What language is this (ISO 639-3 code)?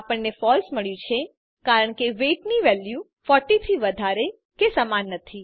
guj